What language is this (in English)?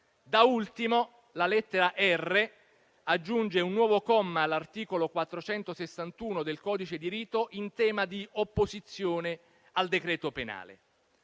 Italian